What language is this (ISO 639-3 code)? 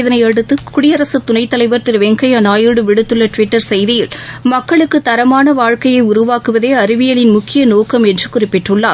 tam